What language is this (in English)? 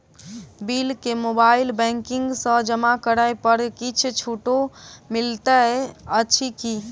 Maithili